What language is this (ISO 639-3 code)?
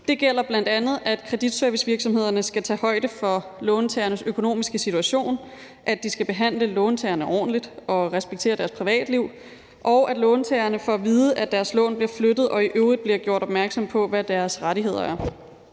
dan